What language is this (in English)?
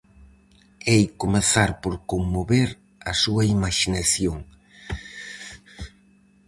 Galician